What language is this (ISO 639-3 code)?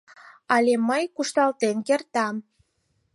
chm